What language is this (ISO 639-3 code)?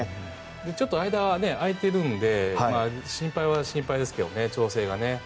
jpn